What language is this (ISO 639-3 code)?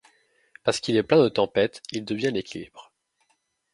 fra